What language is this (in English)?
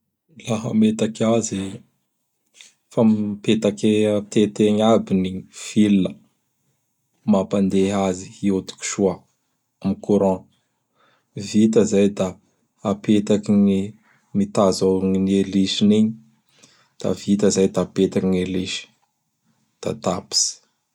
Bara Malagasy